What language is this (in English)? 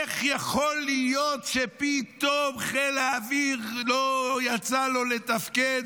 Hebrew